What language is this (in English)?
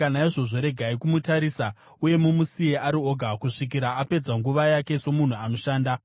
Shona